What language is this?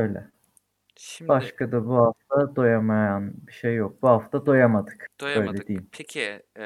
Turkish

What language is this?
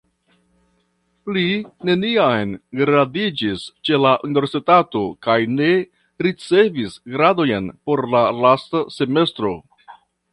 Esperanto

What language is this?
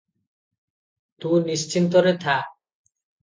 Odia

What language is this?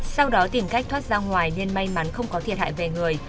Vietnamese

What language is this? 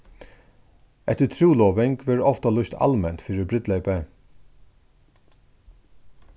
Faroese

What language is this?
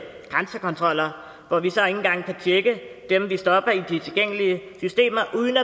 Danish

